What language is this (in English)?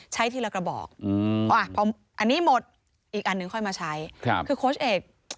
Thai